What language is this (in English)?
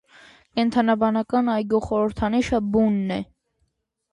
Armenian